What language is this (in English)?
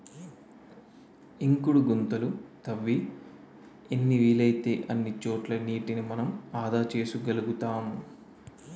Telugu